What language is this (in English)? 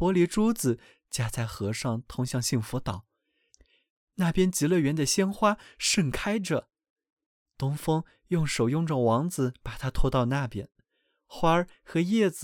Chinese